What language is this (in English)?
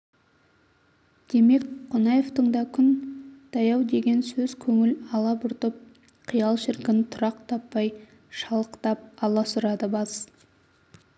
Kazakh